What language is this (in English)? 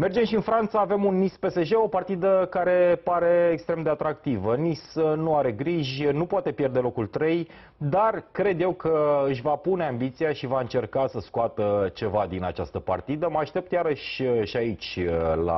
Romanian